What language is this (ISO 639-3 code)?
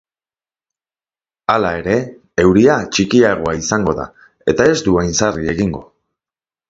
eus